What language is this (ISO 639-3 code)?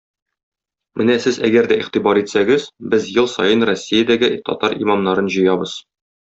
tat